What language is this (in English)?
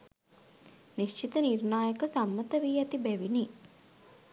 Sinhala